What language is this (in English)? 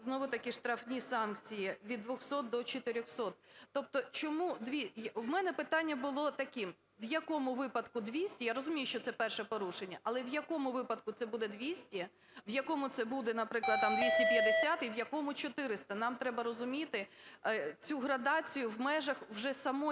Ukrainian